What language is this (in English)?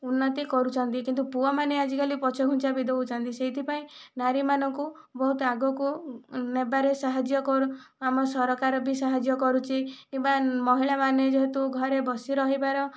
Odia